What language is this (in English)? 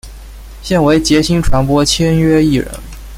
Chinese